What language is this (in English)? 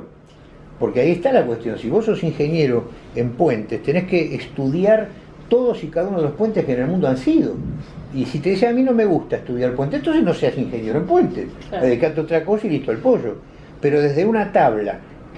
Spanish